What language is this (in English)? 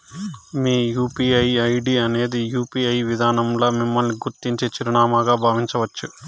Telugu